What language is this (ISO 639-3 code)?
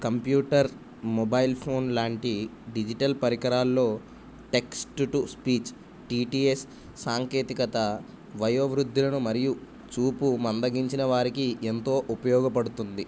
tel